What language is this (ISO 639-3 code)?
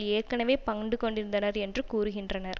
tam